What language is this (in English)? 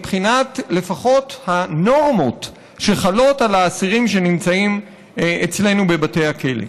Hebrew